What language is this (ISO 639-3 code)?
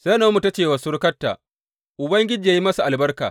hau